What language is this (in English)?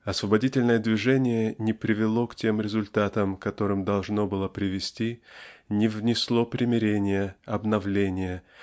Russian